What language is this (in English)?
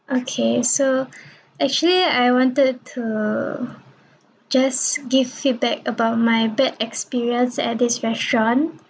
English